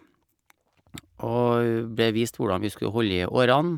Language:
Norwegian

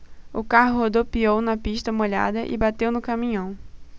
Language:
Portuguese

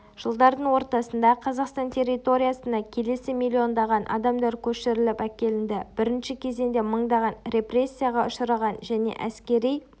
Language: Kazakh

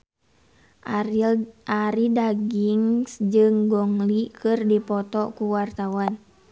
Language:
Sundanese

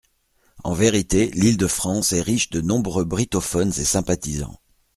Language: French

